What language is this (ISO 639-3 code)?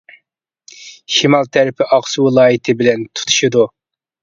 uig